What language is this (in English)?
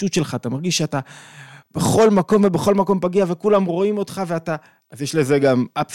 Hebrew